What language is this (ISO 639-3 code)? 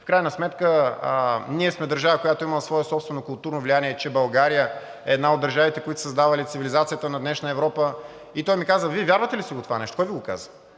bul